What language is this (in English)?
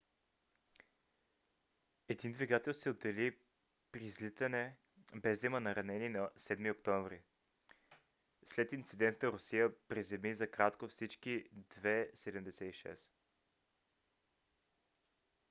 Bulgarian